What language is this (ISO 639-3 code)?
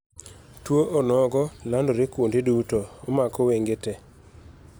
luo